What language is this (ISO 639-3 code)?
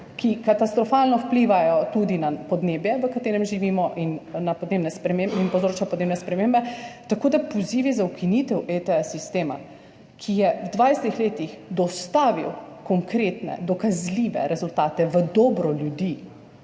slv